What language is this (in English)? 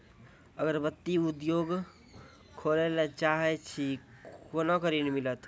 Maithili